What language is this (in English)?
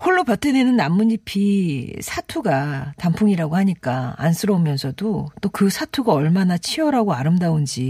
Korean